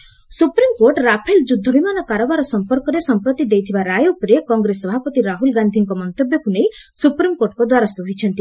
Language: Odia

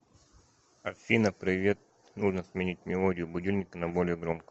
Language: Russian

